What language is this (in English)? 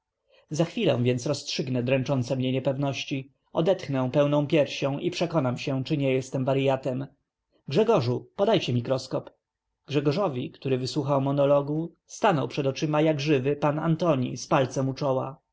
Polish